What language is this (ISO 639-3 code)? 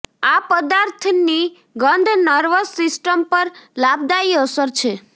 guj